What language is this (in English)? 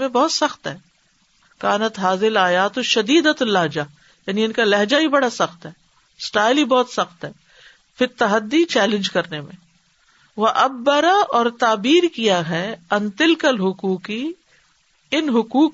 Urdu